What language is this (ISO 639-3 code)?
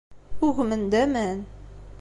kab